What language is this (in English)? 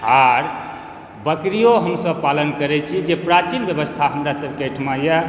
Maithili